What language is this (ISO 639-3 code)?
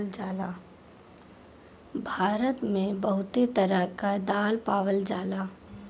bho